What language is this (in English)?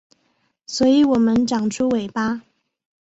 Chinese